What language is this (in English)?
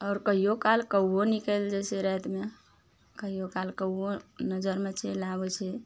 Maithili